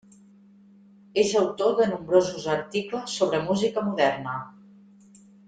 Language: Catalan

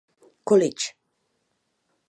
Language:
Czech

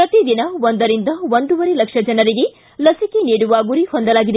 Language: Kannada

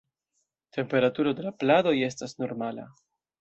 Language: Esperanto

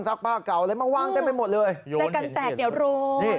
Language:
Thai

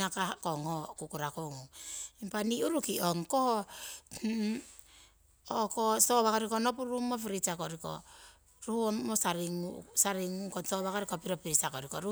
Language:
Siwai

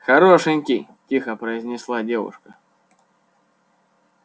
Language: Russian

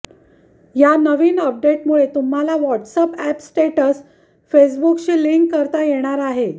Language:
Marathi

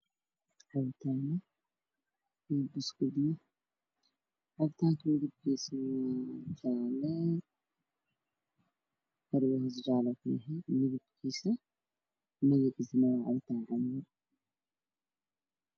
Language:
Somali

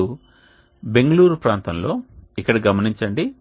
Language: Telugu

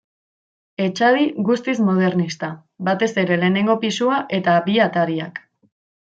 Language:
Basque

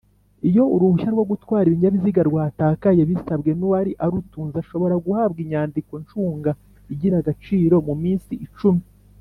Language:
Kinyarwanda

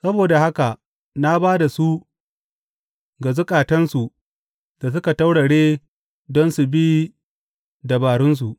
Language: Hausa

